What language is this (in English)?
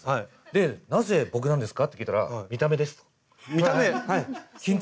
Japanese